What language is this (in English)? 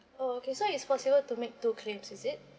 English